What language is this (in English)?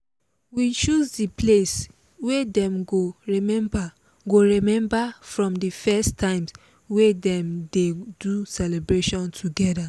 Nigerian Pidgin